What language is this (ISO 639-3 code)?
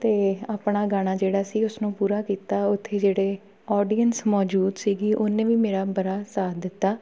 pan